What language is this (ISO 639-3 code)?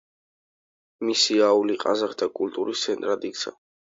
kat